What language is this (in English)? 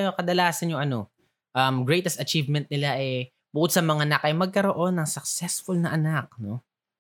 Filipino